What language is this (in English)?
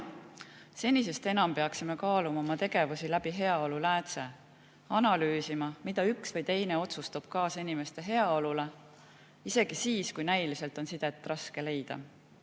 Estonian